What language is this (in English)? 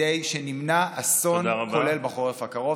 Hebrew